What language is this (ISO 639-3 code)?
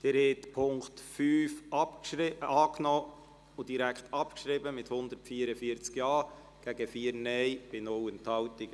gsw